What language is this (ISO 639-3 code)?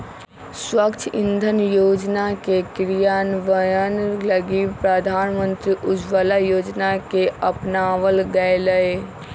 mag